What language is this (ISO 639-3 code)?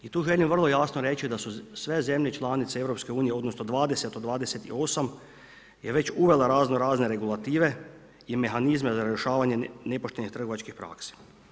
hrv